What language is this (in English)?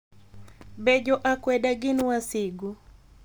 Luo (Kenya and Tanzania)